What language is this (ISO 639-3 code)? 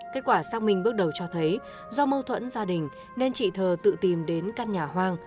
vie